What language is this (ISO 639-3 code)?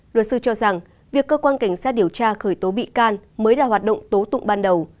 vie